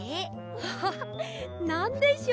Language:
Japanese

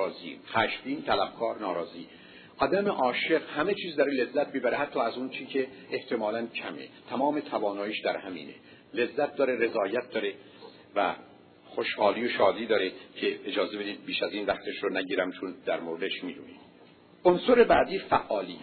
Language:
Persian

